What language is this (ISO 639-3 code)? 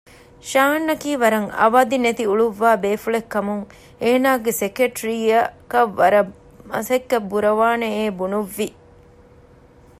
div